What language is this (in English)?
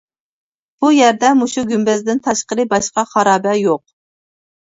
Uyghur